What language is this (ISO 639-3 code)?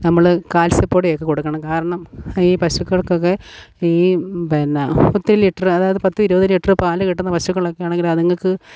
mal